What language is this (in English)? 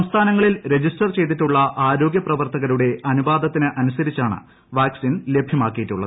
Malayalam